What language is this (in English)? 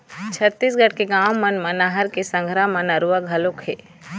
Chhattisgarhi